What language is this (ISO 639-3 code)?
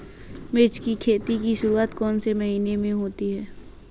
hin